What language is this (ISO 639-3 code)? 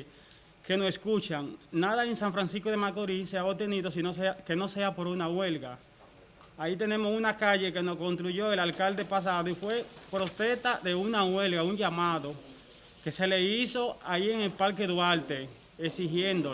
spa